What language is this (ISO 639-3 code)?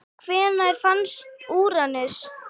isl